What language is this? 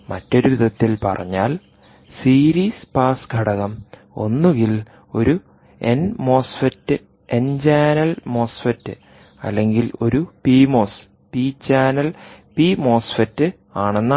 Malayalam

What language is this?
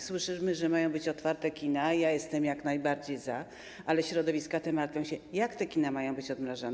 Polish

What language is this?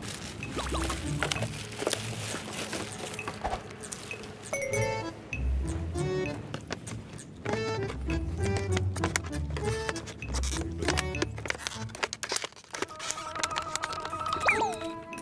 Korean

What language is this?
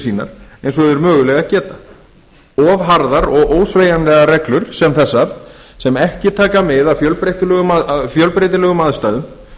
Icelandic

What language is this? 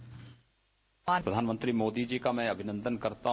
Hindi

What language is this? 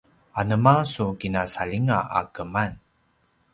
Paiwan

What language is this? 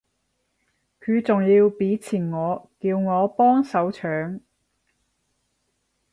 Cantonese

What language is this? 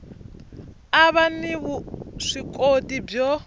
Tsonga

